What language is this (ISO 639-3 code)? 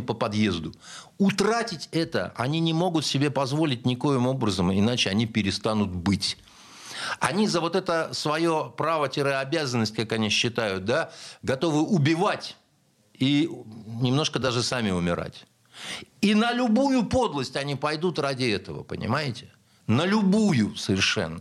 rus